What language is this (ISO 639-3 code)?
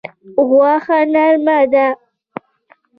pus